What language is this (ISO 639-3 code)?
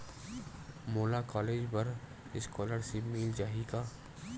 hne